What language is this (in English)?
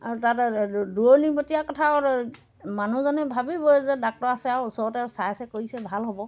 Assamese